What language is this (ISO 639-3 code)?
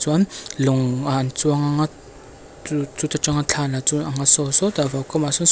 lus